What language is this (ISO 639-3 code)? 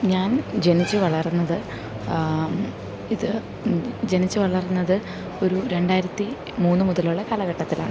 mal